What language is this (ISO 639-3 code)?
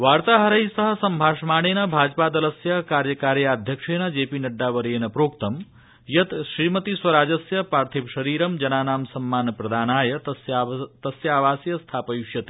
san